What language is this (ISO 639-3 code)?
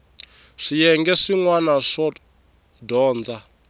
tso